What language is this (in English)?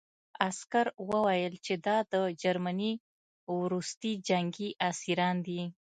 Pashto